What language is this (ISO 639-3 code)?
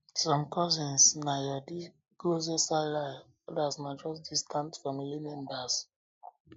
pcm